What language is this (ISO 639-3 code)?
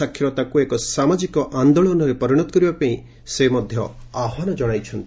ori